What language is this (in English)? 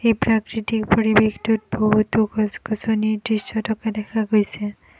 Assamese